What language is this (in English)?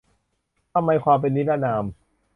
Thai